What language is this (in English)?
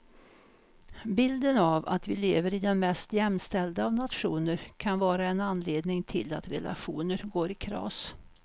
Swedish